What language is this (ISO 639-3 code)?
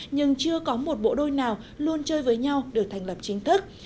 vie